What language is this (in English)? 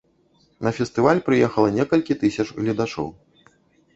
Belarusian